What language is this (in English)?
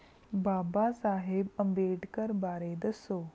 Punjabi